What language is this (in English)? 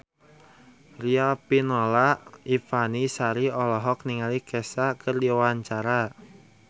Sundanese